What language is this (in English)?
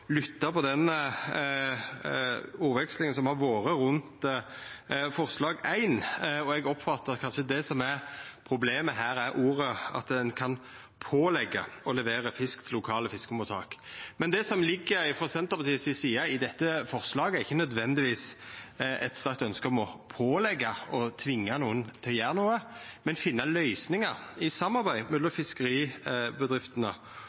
Norwegian Nynorsk